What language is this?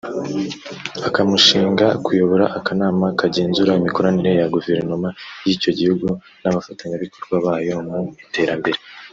Kinyarwanda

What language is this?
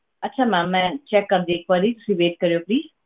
Punjabi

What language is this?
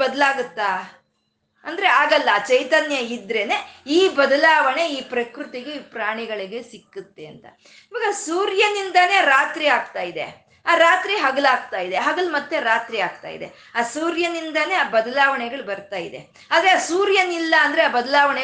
Kannada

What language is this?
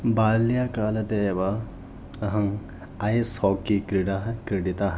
Sanskrit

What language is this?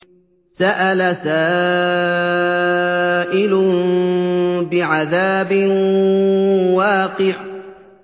Arabic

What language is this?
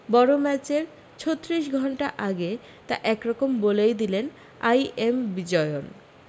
Bangla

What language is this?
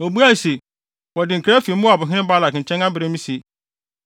Akan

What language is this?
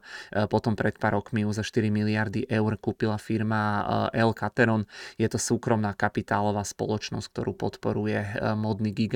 Czech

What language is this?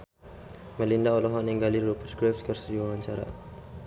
Sundanese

